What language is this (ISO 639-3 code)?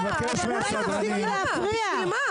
heb